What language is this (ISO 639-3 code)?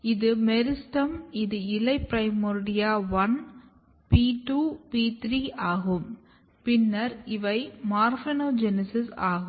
tam